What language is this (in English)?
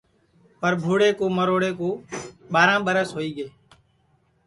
Sansi